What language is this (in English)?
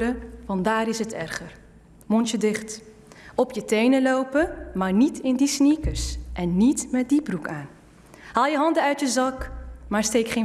Dutch